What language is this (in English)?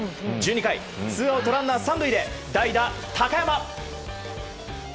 Japanese